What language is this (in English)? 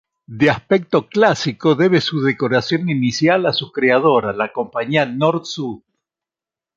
Spanish